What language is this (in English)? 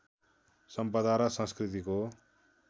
Nepali